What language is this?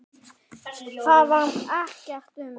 Icelandic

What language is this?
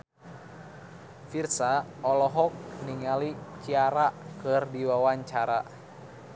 Sundanese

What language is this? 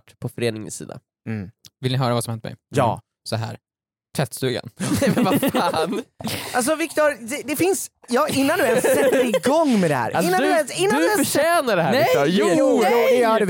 Swedish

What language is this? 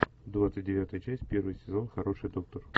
Russian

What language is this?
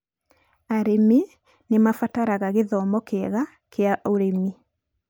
Kikuyu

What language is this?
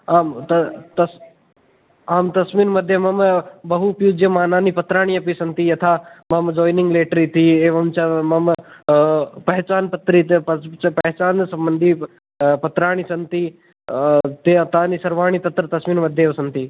Sanskrit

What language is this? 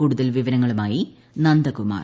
Malayalam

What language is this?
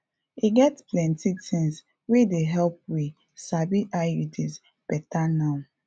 Nigerian Pidgin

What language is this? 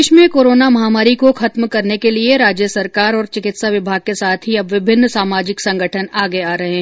Hindi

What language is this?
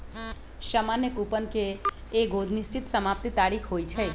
Magahi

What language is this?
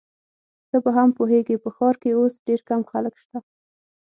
Pashto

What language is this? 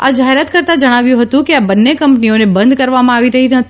Gujarati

